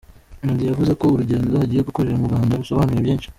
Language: Kinyarwanda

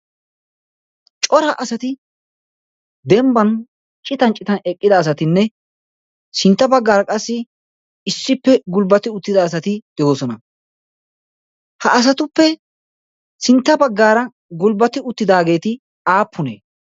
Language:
Wolaytta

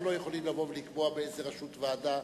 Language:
Hebrew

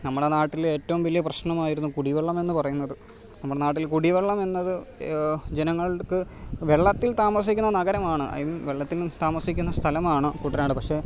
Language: Malayalam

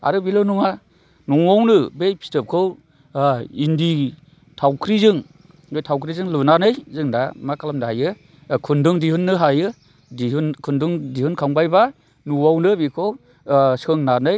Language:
Bodo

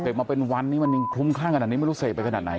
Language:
Thai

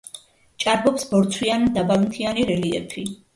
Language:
Georgian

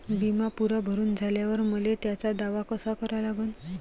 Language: Marathi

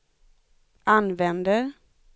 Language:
Swedish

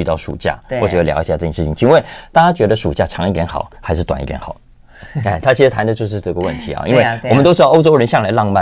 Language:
Chinese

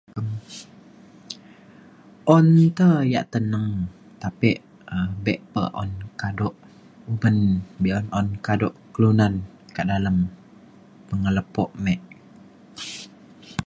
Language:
Mainstream Kenyah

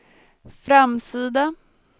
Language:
Swedish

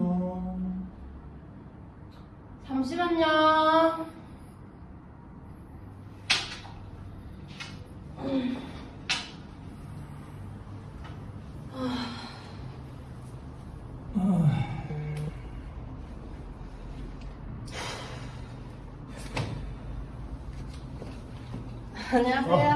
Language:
Korean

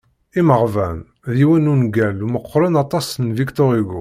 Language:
Kabyle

